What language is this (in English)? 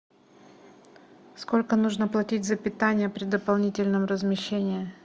Russian